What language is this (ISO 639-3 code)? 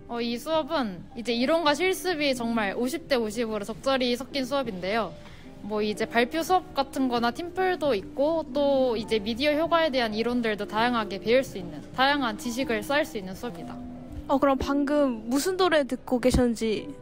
kor